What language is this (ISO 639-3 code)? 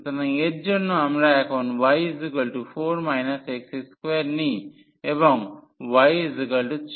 ben